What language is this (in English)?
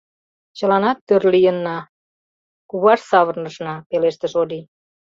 Mari